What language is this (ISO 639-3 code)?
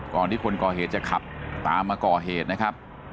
tha